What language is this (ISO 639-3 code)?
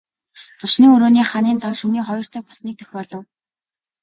mon